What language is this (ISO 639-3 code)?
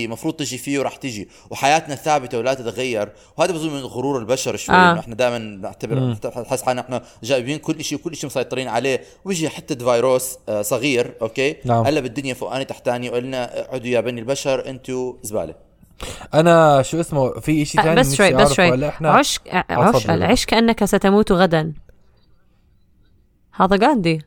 ara